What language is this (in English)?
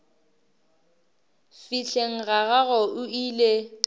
Northern Sotho